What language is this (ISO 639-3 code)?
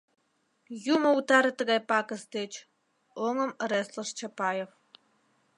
chm